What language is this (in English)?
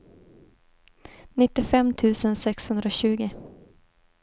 Swedish